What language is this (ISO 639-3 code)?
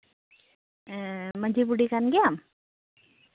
sat